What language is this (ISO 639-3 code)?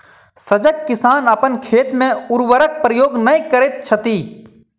mai